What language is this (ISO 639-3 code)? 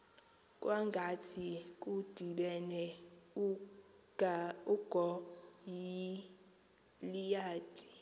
xho